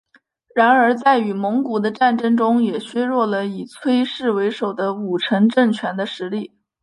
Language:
Chinese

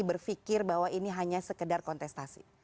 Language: Indonesian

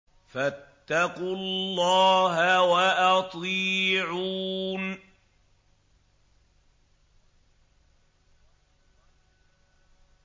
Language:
Arabic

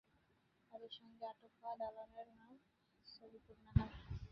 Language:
Bangla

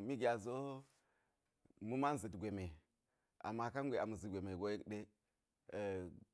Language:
Geji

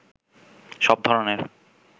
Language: Bangla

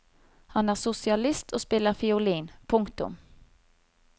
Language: Norwegian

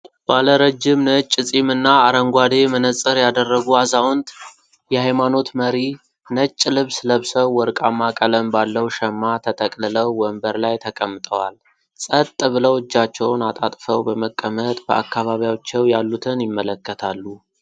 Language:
Amharic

